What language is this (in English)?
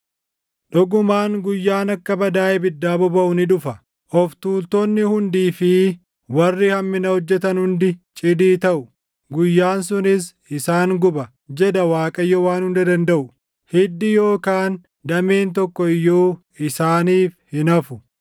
Oromo